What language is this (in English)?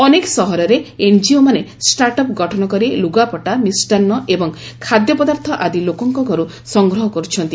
Odia